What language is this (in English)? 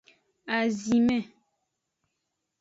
Aja (Benin)